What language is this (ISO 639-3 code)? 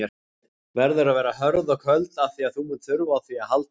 isl